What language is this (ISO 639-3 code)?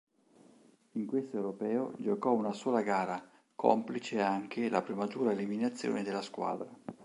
ita